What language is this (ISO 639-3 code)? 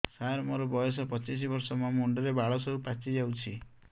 ori